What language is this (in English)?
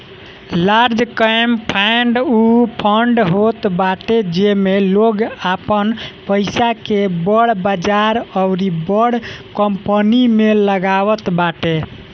Bhojpuri